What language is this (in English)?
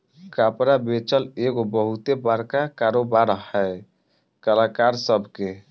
Bhojpuri